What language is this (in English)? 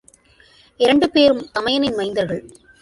Tamil